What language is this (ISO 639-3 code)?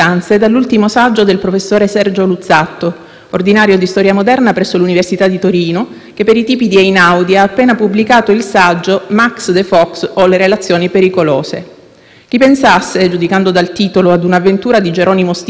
ita